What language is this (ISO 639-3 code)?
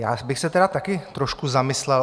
ces